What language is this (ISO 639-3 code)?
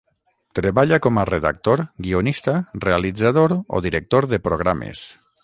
cat